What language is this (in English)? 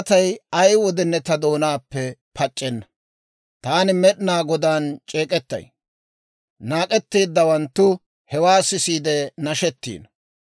Dawro